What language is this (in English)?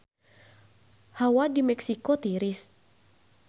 Sundanese